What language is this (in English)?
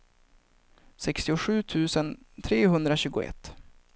Swedish